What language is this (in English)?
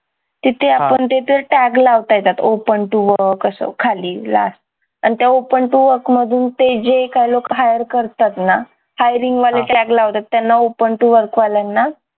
Marathi